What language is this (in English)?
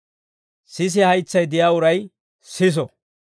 Dawro